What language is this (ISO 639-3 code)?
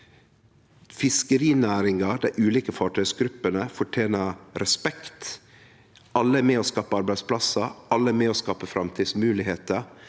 nor